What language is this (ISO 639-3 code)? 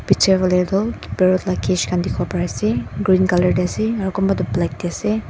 nag